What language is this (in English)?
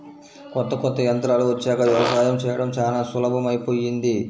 Telugu